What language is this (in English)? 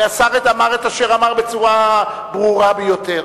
Hebrew